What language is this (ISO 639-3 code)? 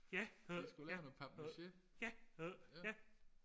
dan